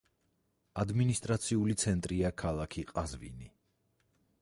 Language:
Georgian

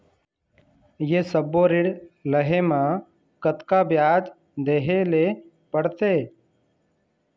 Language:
Chhattisgarhi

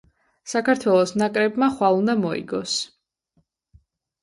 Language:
Georgian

